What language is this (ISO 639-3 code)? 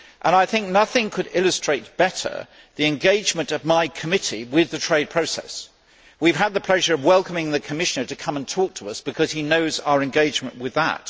eng